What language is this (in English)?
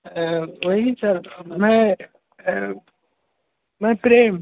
Maithili